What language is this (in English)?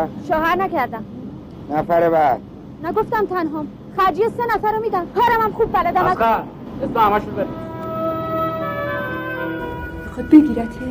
Persian